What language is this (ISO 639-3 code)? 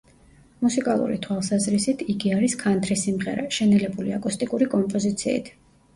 kat